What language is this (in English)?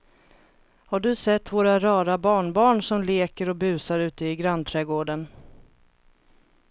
Swedish